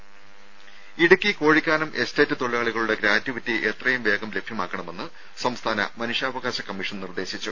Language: Malayalam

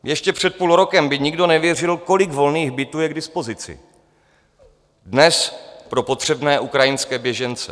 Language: Czech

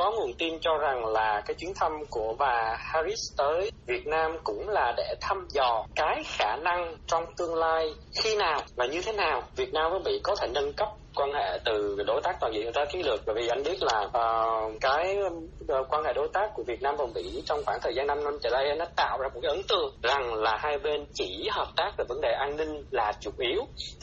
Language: Vietnamese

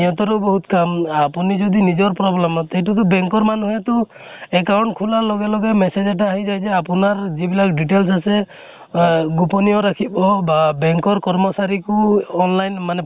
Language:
Assamese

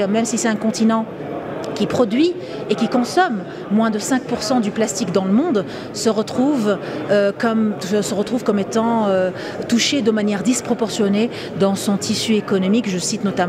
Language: French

